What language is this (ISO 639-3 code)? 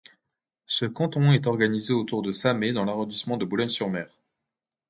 fra